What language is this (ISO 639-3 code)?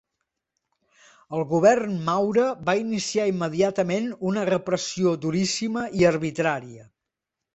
cat